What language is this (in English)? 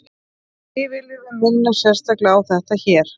Icelandic